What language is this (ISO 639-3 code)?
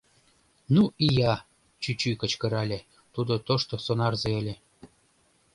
chm